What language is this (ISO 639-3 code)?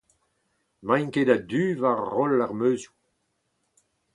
bre